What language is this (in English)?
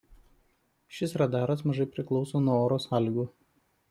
Lithuanian